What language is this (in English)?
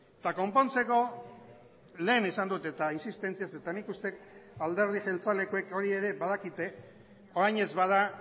Basque